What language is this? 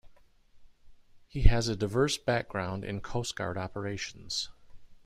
English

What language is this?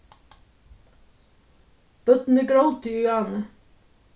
Faroese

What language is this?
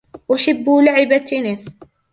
Arabic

